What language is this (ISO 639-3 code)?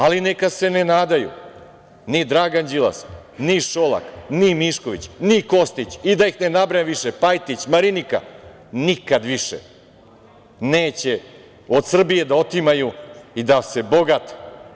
srp